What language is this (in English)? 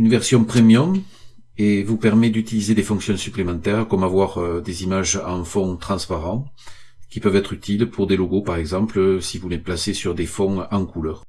French